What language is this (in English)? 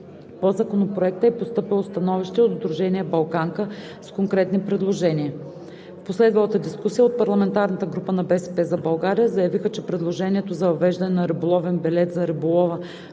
Bulgarian